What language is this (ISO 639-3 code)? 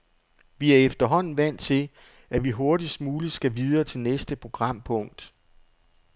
dan